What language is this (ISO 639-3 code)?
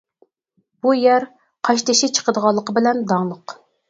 uig